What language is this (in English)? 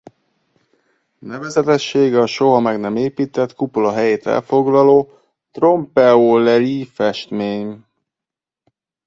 Hungarian